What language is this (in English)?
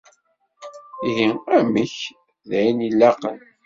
Kabyle